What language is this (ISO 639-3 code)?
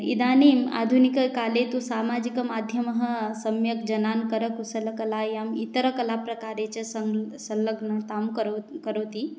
san